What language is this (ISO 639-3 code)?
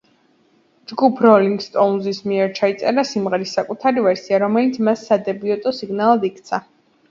kat